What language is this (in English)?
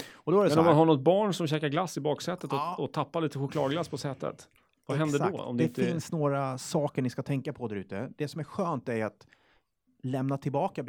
Swedish